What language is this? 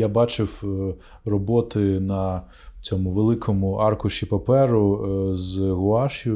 Ukrainian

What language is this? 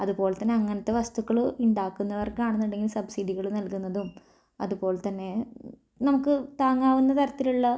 Malayalam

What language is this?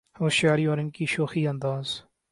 Urdu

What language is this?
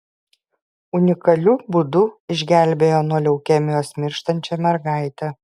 Lithuanian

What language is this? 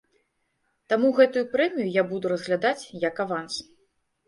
Belarusian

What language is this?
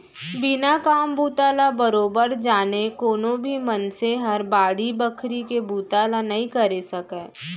Chhattisgarhi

